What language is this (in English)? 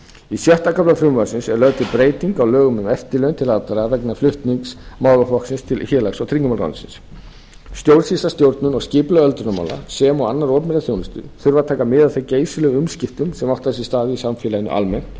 Icelandic